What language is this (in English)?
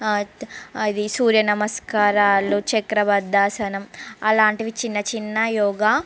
Telugu